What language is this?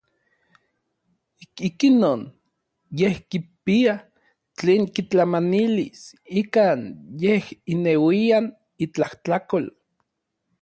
Orizaba Nahuatl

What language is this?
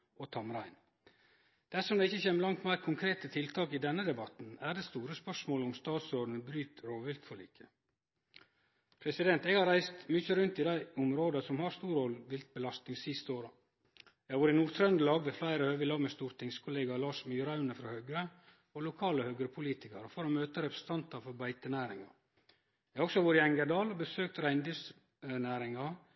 Norwegian Nynorsk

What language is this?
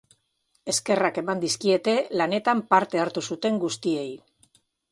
Basque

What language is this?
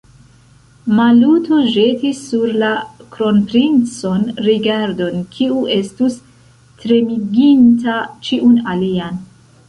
Esperanto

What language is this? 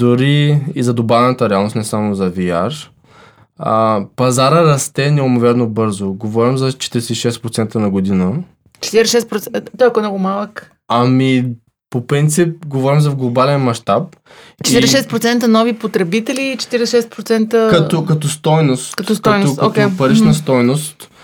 Bulgarian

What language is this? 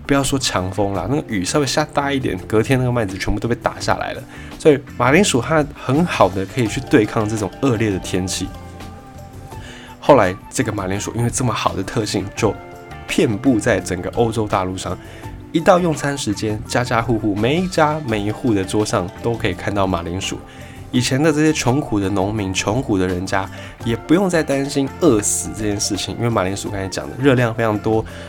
Chinese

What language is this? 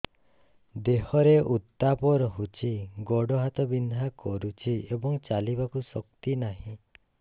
Odia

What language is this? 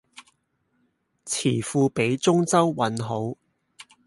Cantonese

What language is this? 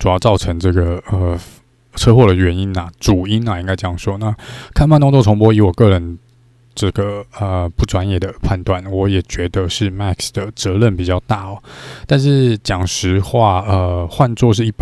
Chinese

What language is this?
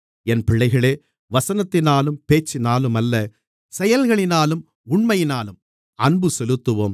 Tamil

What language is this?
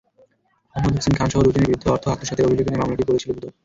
Bangla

